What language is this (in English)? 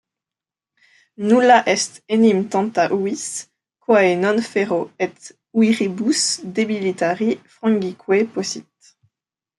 French